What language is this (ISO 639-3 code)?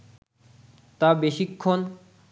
ben